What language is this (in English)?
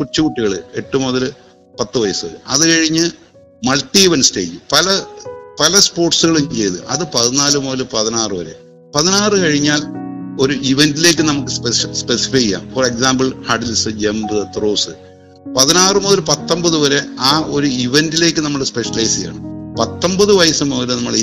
Malayalam